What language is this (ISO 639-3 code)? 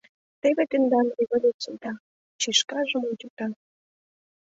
chm